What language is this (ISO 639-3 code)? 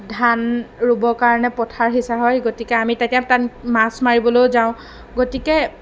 asm